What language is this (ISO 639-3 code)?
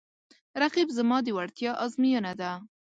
pus